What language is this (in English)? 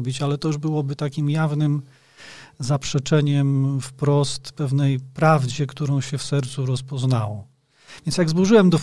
Polish